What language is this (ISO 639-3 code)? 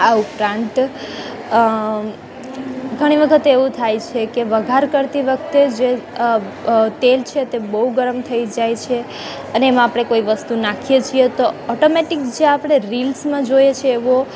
guj